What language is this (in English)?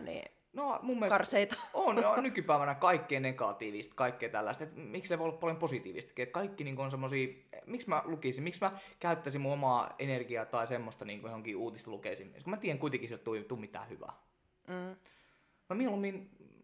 Finnish